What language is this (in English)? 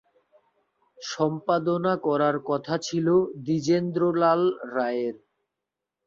Bangla